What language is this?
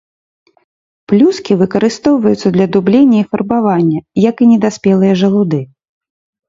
Belarusian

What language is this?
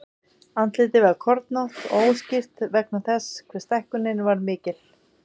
Icelandic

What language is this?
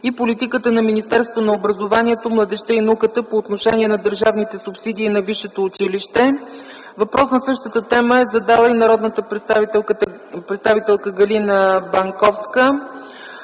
Bulgarian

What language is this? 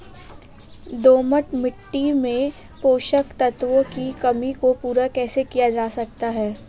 Hindi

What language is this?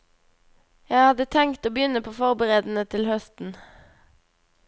Norwegian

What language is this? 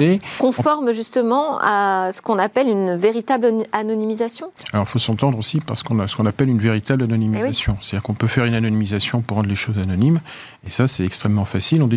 French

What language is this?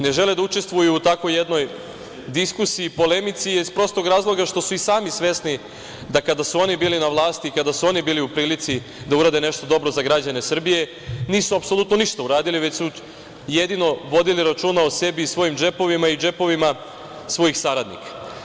Serbian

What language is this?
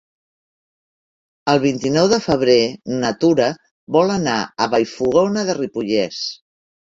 Catalan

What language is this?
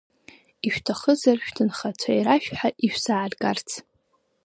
Abkhazian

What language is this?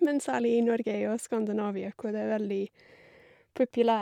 Norwegian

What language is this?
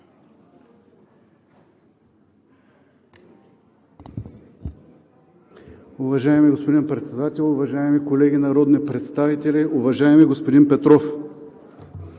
Bulgarian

